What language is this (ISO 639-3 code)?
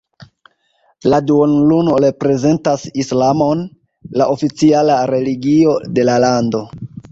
epo